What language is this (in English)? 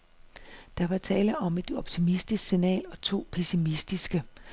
Danish